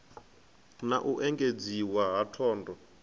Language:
Venda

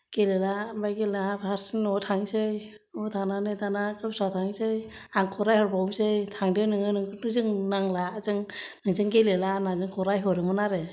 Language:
Bodo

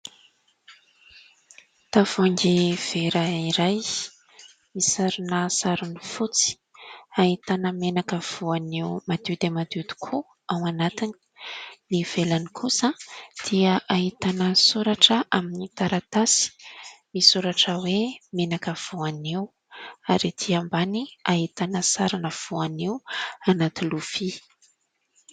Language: Malagasy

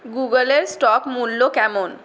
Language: Bangla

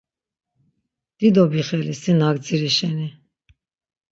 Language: Laz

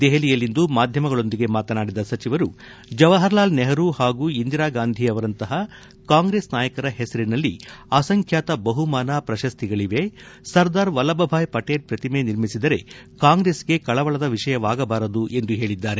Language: Kannada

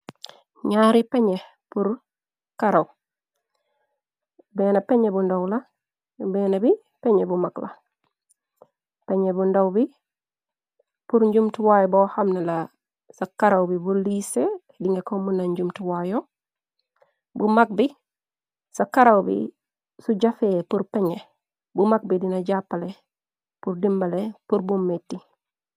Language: Wolof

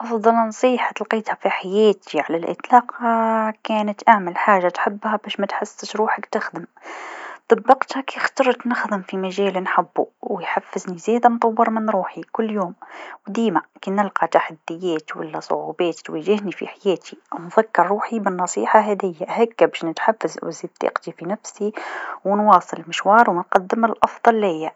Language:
Tunisian Arabic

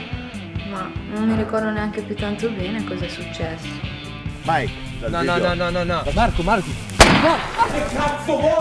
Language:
Italian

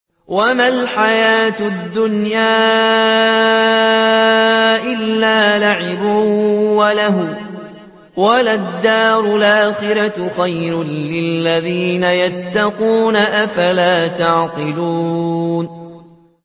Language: Arabic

